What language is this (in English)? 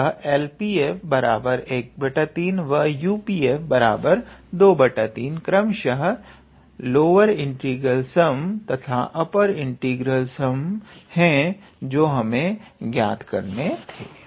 Hindi